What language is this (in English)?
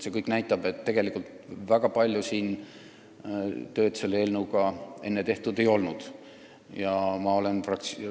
Estonian